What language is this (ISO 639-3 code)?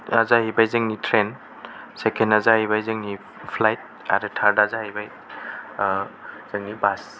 brx